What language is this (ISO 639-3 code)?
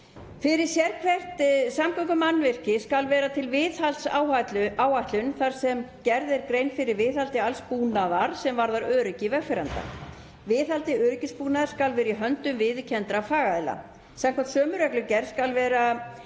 isl